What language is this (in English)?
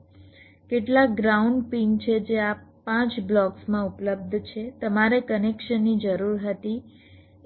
Gujarati